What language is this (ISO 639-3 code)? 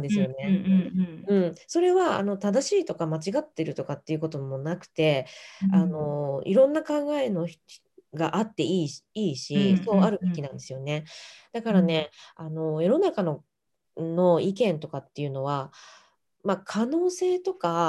jpn